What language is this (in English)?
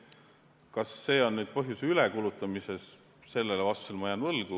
Estonian